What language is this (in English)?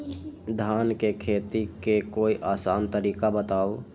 Magahi